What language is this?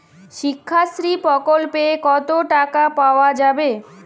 Bangla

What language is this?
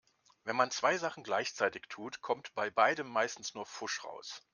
German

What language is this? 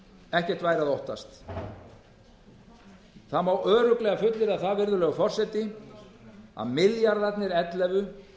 Icelandic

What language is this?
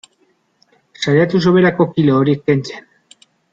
Basque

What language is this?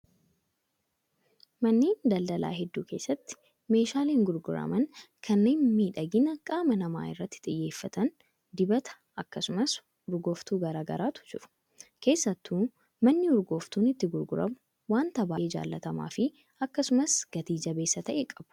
Oromo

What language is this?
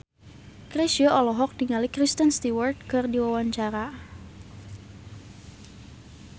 Sundanese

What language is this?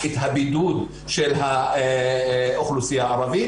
Hebrew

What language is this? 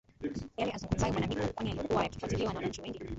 Swahili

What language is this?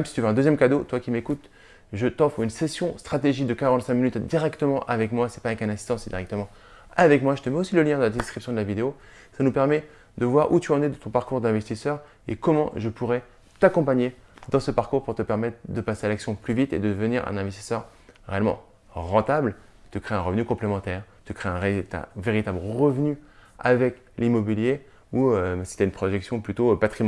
French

